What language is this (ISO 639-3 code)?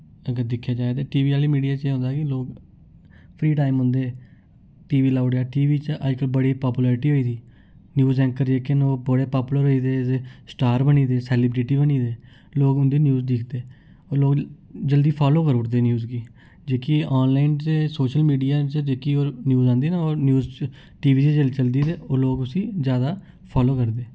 doi